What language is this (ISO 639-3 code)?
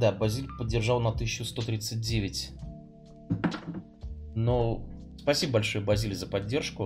rus